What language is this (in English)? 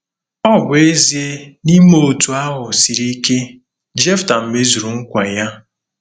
Igbo